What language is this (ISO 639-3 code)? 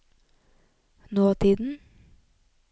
nor